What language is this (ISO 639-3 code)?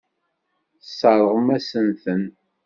kab